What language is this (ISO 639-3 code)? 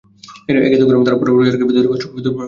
ben